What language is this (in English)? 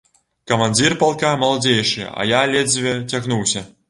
Belarusian